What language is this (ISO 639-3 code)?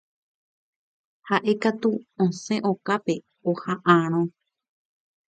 grn